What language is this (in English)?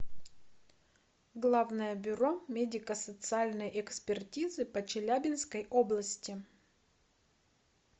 Russian